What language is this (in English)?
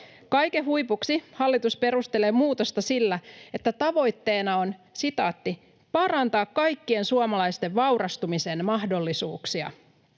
Finnish